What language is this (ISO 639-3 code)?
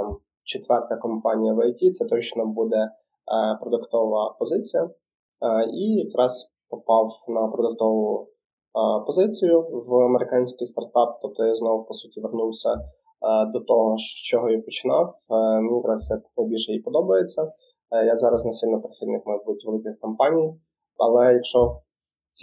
ukr